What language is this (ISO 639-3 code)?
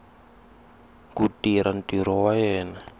tso